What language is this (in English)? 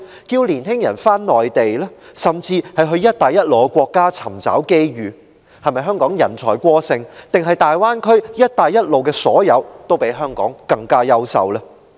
Cantonese